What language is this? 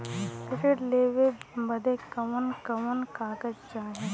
Bhojpuri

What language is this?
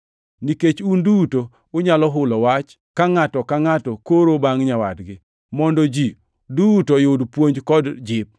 Luo (Kenya and Tanzania)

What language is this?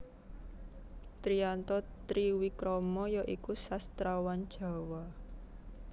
Javanese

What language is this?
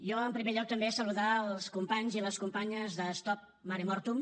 Catalan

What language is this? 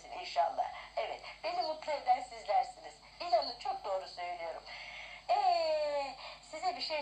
Turkish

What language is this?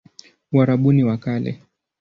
Swahili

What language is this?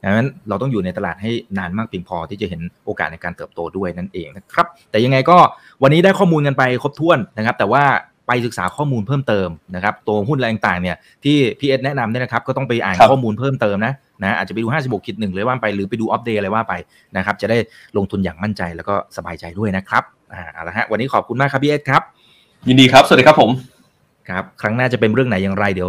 Thai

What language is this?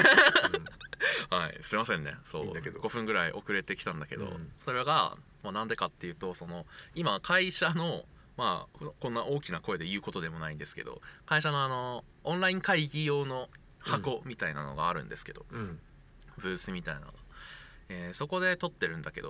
Japanese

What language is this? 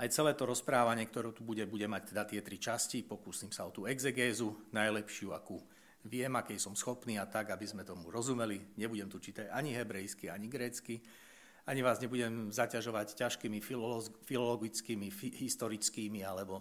Slovak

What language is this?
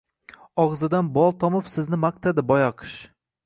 Uzbek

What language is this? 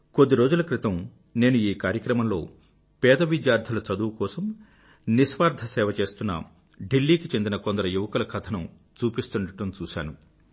Telugu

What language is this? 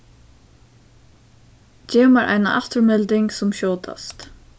Faroese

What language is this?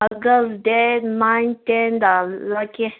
Manipuri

